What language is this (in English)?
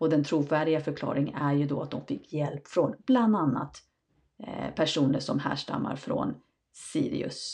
Swedish